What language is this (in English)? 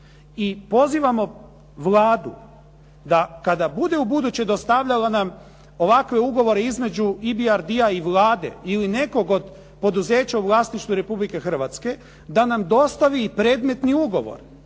Croatian